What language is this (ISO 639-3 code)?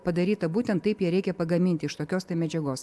lit